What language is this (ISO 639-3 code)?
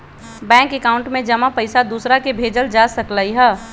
mag